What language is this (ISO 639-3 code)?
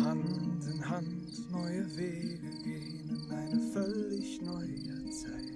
deu